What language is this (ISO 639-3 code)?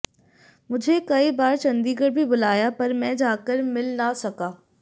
hin